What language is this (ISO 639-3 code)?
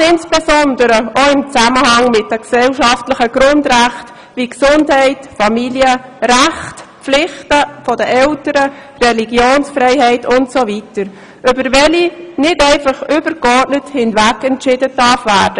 gsw